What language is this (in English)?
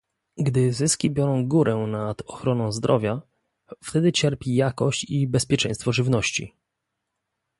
Polish